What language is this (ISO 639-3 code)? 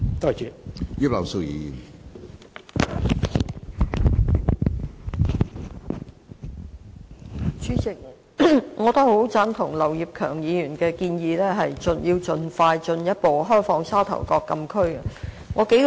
yue